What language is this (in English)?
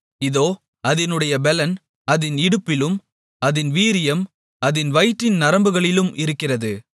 Tamil